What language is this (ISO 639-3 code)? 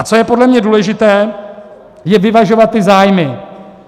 ces